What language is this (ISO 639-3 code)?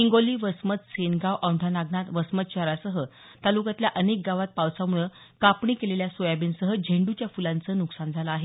mar